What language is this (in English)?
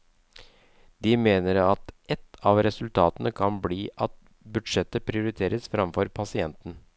Norwegian